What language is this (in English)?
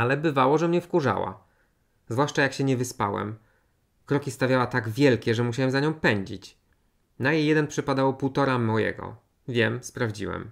Polish